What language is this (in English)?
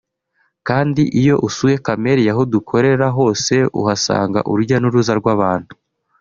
Kinyarwanda